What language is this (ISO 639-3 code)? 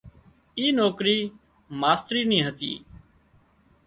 kxp